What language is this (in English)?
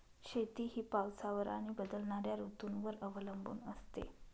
Marathi